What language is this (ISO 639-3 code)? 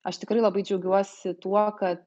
lit